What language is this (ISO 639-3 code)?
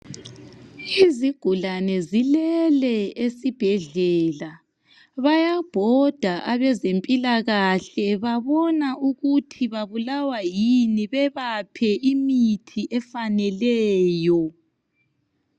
nde